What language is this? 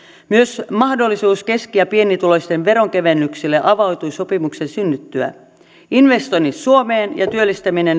Finnish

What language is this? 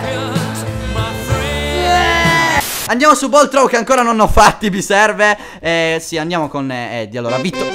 Italian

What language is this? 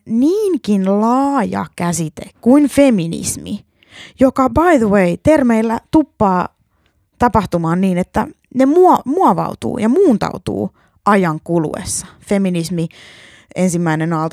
Finnish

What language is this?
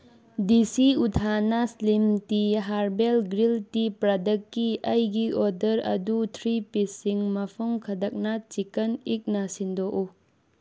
Manipuri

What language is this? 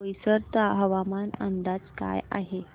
Marathi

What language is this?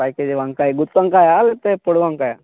Telugu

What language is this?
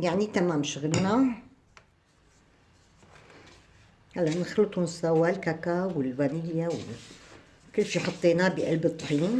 Arabic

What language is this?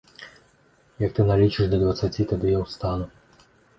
Belarusian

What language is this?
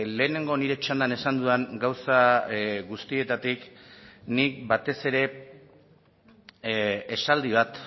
Basque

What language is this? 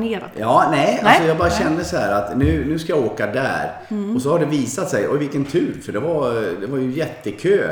Swedish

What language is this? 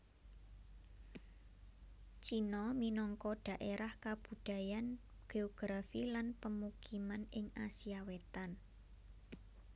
Javanese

